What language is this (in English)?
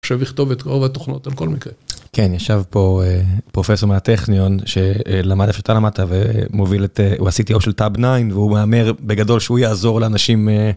Hebrew